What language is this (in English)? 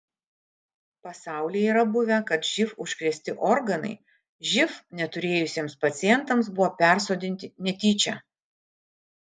Lithuanian